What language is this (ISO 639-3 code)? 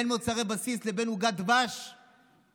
heb